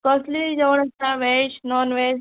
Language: Konkani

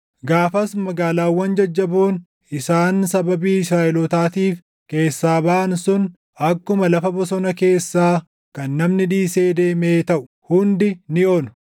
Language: Oromo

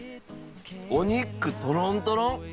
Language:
Japanese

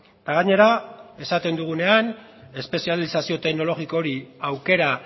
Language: Basque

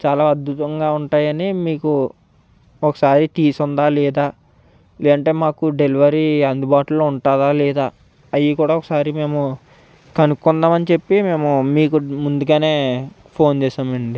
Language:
Telugu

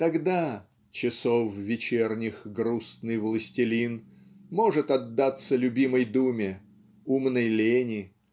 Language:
Russian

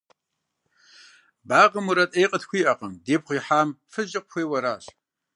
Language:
Kabardian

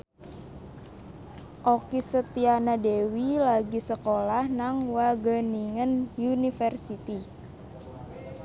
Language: Javanese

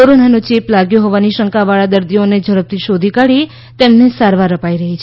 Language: Gujarati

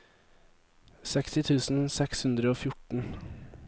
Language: Norwegian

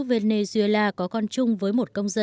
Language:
Vietnamese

